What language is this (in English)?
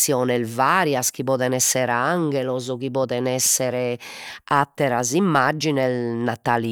Sardinian